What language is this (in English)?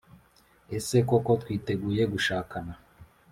Kinyarwanda